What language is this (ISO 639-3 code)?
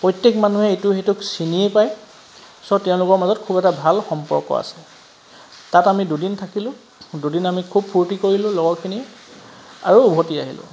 asm